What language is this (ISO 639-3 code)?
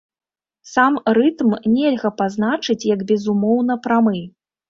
bel